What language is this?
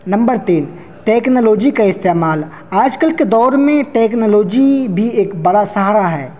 Urdu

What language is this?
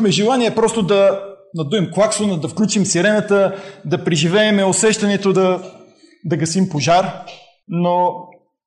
Bulgarian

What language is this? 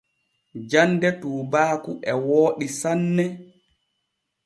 Borgu Fulfulde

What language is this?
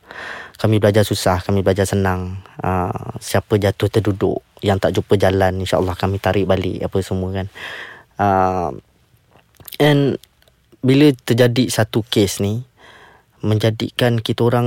Malay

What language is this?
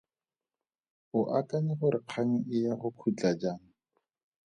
Tswana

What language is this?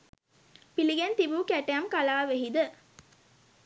Sinhala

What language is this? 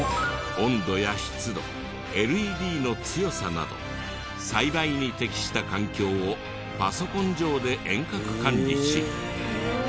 Japanese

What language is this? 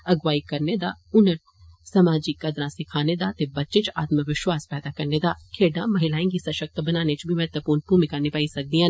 Dogri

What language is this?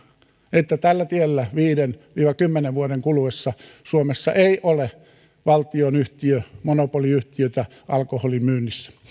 Finnish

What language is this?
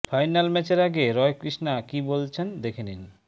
Bangla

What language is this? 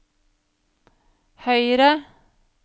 Norwegian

